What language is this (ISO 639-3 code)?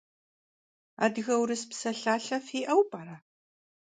kbd